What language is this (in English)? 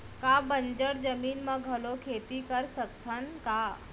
Chhattisgarhi